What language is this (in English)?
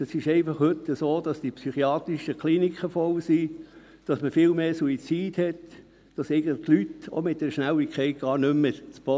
Swiss German